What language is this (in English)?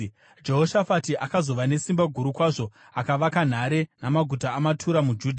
Shona